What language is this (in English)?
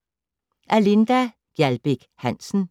Danish